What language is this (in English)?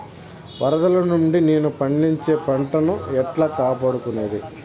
Telugu